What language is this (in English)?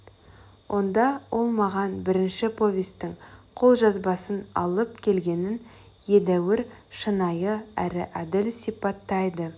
Kazakh